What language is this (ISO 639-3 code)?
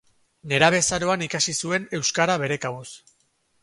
eus